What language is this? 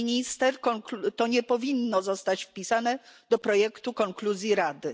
Polish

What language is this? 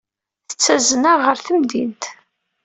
Kabyle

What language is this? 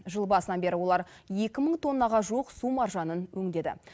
Kazakh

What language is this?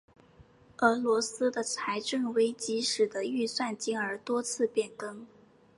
Chinese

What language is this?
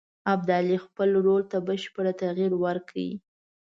Pashto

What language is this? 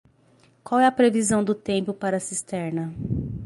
Portuguese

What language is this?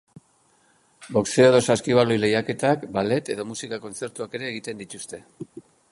Basque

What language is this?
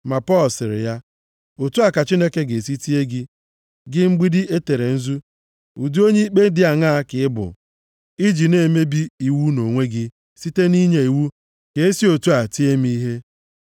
Igbo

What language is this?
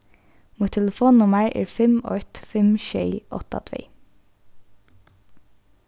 Faroese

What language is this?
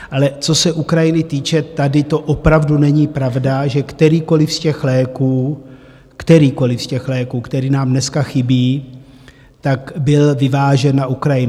Czech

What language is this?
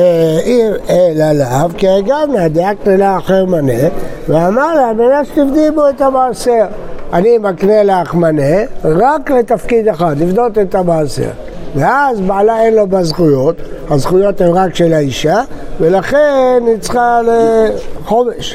Hebrew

